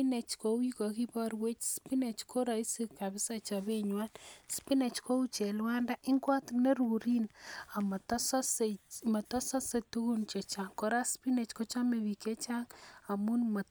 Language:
Kalenjin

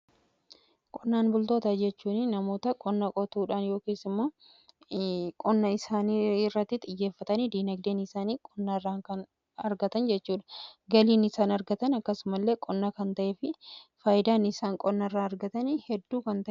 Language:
Oromo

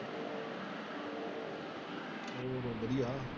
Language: Punjabi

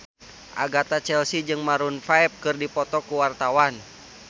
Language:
Sundanese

